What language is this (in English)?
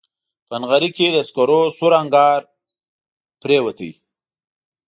Pashto